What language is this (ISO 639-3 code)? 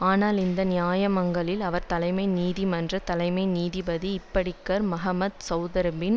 tam